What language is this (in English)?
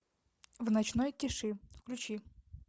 Russian